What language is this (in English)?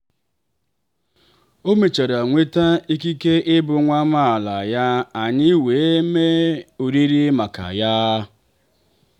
Igbo